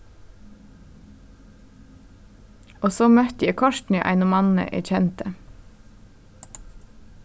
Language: Faroese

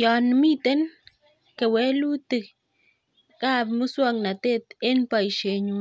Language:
Kalenjin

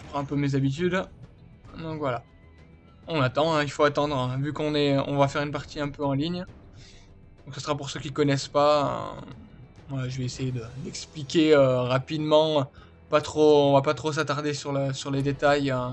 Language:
French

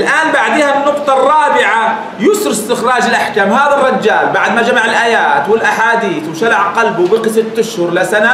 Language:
Arabic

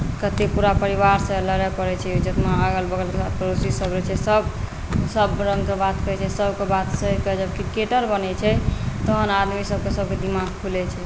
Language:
Maithili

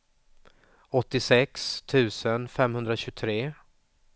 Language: Swedish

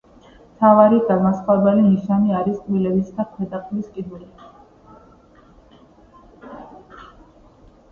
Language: Georgian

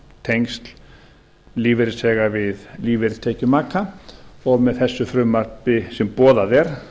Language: Icelandic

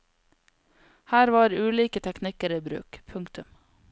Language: Norwegian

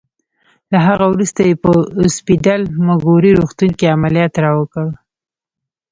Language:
Pashto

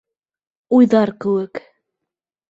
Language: Bashkir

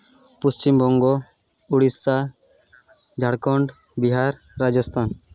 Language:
Santali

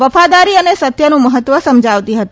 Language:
Gujarati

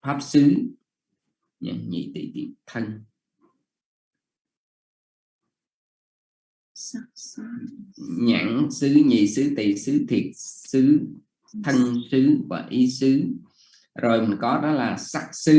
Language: Vietnamese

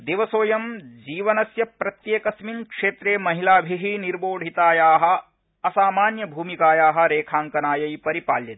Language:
Sanskrit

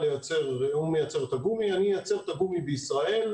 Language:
Hebrew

